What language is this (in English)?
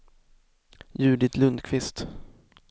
Swedish